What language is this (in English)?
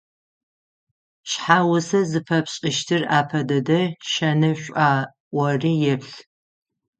Adyghe